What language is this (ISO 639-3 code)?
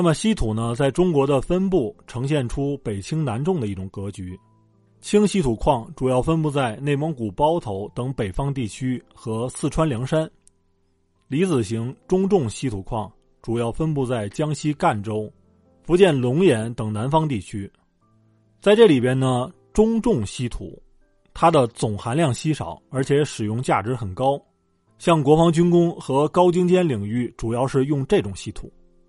zho